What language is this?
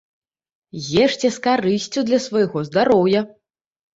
Belarusian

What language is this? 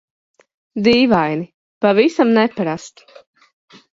Latvian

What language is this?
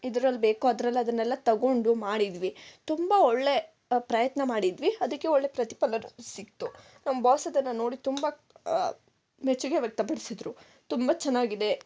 Kannada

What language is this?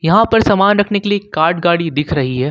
Hindi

